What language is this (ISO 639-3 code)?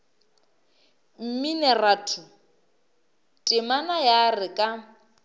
nso